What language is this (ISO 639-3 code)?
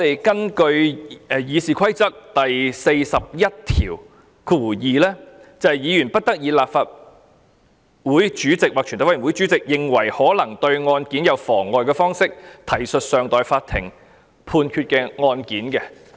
yue